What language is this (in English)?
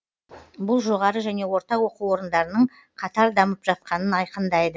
Kazakh